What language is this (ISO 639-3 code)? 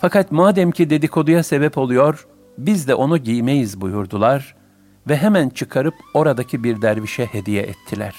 tur